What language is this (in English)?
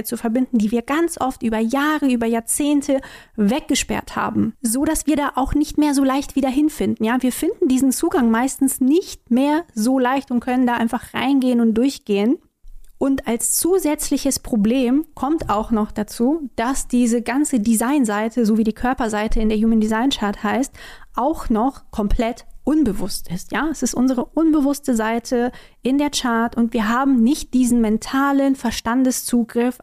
German